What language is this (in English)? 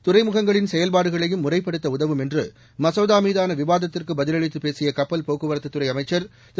Tamil